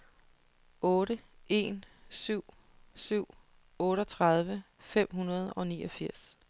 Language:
Danish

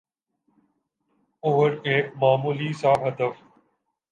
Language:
Urdu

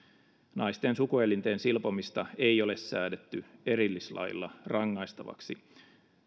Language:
Finnish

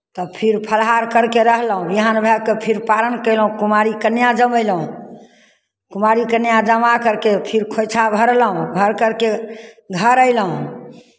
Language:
Maithili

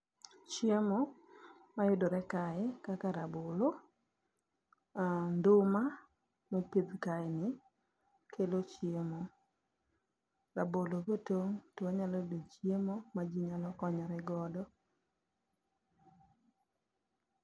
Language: Luo (Kenya and Tanzania)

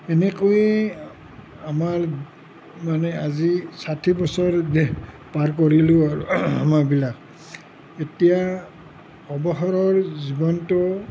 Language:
Assamese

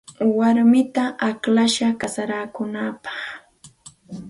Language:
Santa Ana de Tusi Pasco Quechua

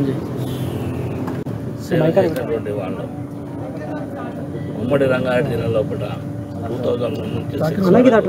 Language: Telugu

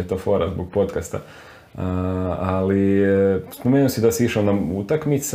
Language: Croatian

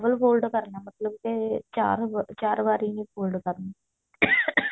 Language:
Punjabi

